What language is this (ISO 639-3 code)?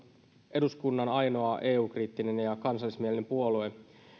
fin